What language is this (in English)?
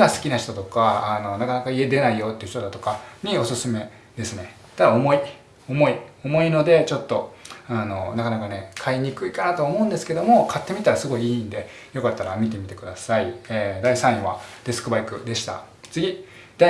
Japanese